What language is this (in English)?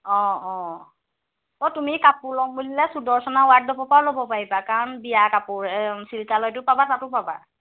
Assamese